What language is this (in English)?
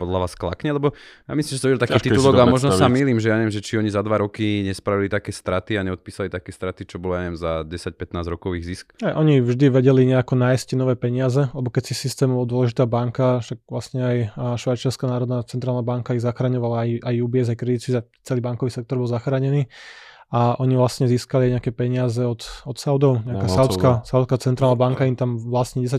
Slovak